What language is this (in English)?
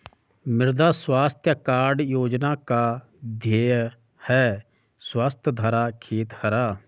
Hindi